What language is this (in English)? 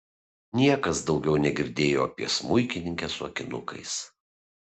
Lithuanian